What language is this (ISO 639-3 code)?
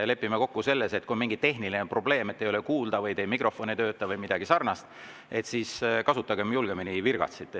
est